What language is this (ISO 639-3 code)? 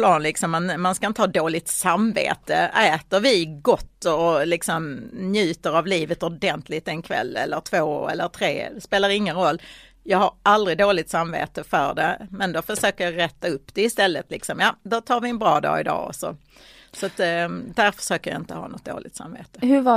swe